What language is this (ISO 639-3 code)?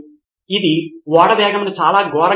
tel